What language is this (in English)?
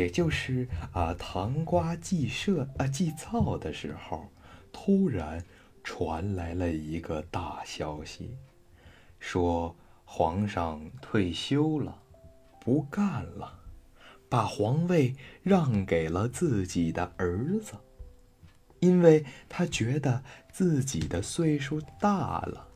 Chinese